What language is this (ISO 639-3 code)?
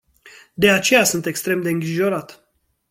ron